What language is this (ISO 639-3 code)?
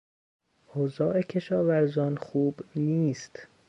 fas